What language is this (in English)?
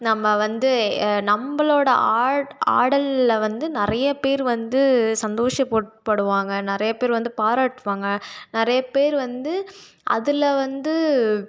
Tamil